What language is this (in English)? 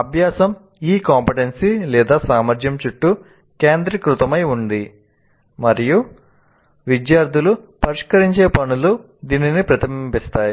Telugu